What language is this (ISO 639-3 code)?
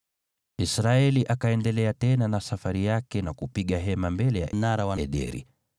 swa